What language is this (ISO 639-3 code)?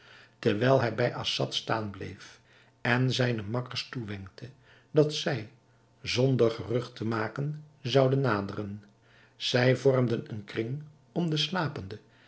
nld